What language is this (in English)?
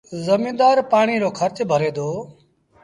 Sindhi Bhil